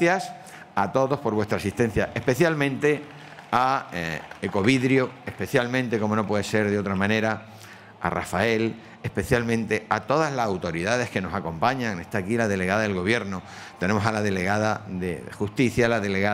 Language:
Spanish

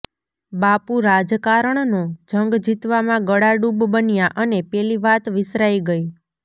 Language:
Gujarati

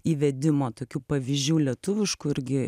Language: Lithuanian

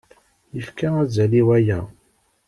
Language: Kabyle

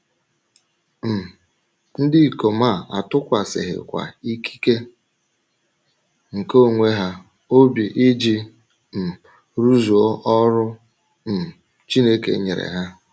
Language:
Igbo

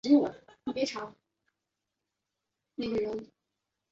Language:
Chinese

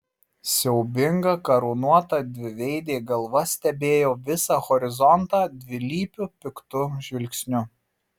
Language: Lithuanian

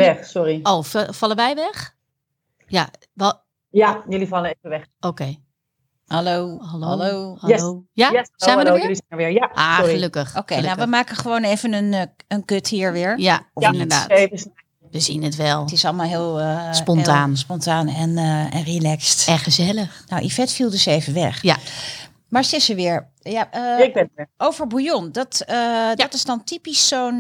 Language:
Dutch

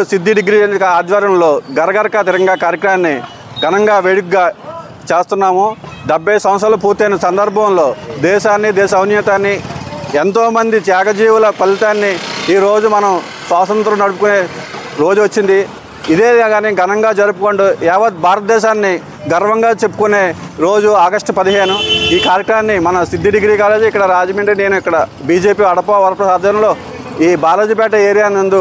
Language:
Telugu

